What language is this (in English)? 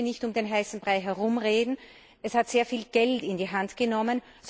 German